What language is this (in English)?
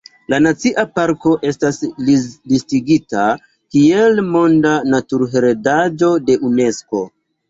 Esperanto